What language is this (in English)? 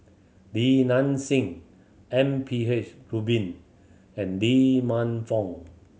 English